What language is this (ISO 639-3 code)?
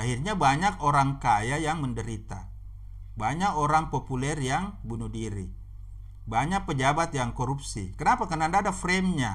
ind